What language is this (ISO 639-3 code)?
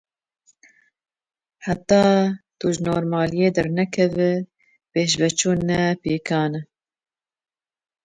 kur